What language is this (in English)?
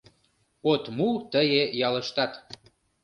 Mari